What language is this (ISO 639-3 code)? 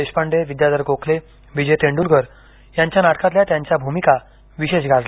mar